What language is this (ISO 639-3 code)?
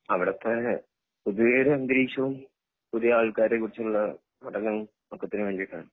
mal